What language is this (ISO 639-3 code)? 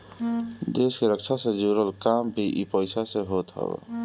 bho